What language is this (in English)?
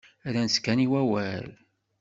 Kabyle